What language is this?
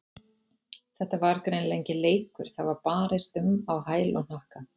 Icelandic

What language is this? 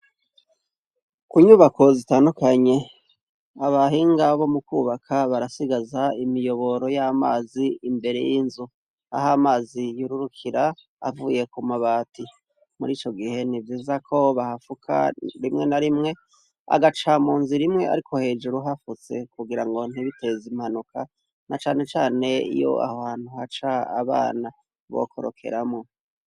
Rundi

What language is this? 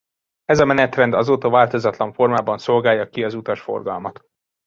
Hungarian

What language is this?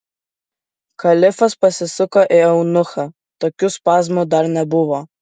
Lithuanian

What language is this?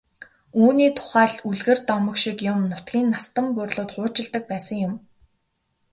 Mongolian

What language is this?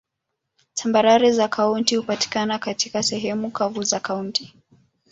Swahili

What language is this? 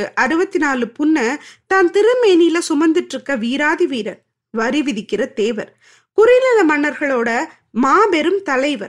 Tamil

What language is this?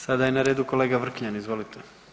Croatian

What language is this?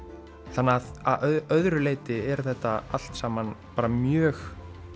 Icelandic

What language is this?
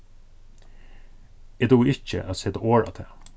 Faroese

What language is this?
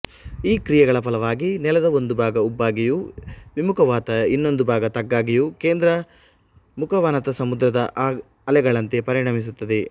Kannada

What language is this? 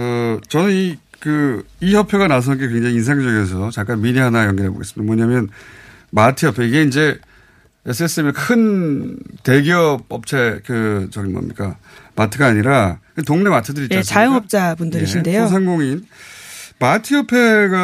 Korean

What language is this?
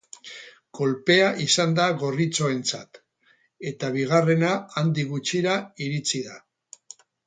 Basque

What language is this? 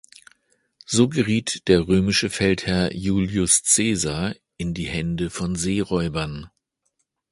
German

